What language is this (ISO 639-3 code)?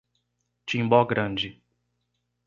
por